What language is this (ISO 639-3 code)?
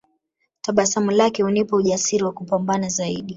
swa